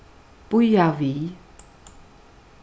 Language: Faroese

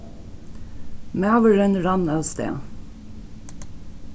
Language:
Faroese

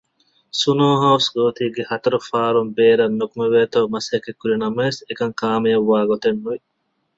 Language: Divehi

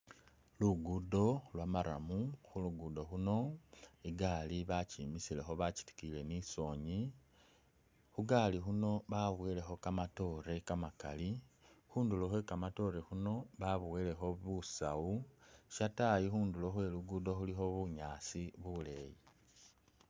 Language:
Masaaba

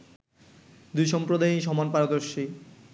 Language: Bangla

